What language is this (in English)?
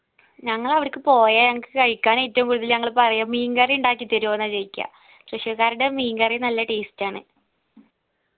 Malayalam